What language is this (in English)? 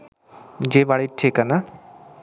Bangla